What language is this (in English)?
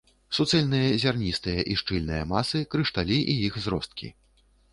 Belarusian